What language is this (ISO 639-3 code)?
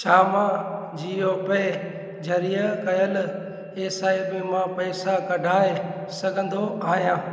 snd